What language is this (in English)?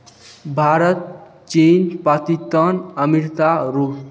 Maithili